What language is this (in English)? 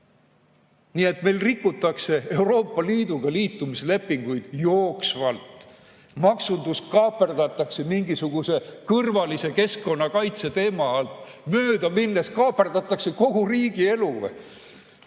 Estonian